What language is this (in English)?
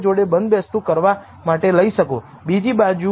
Gujarati